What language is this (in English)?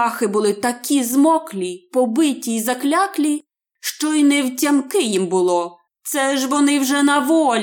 Ukrainian